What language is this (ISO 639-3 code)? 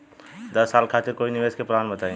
bho